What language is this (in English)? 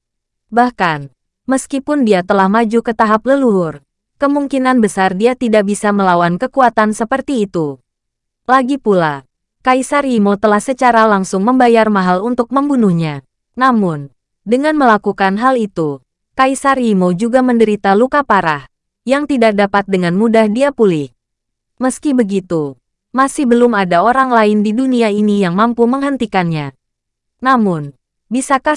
Indonesian